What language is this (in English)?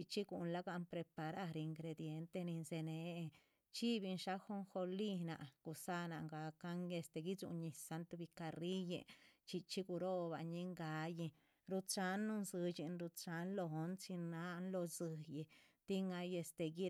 Chichicapan Zapotec